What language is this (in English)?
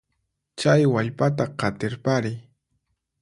Puno Quechua